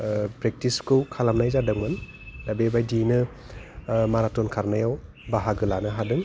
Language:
Bodo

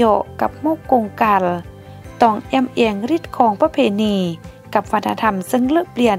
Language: Thai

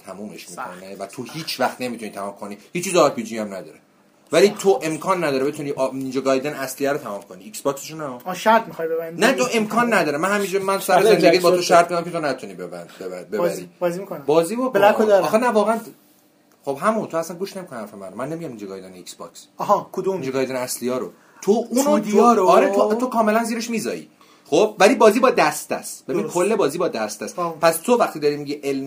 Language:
Persian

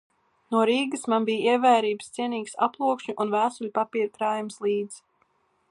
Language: Latvian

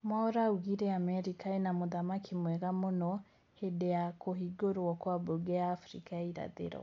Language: Kikuyu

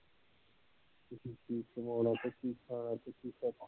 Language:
Punjabi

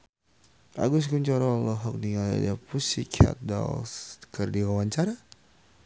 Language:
Sundanese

